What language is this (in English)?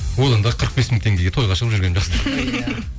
Kazakh